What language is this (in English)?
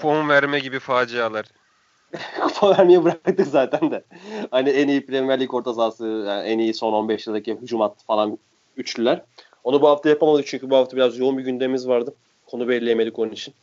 Turkish